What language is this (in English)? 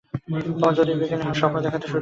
Bangla